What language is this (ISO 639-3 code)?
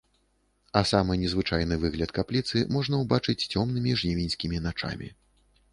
bel